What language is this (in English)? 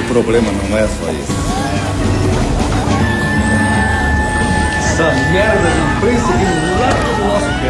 Portuguese